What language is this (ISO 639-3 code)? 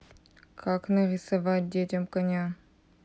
rus